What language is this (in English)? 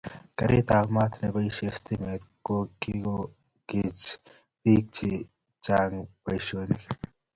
Kalenjin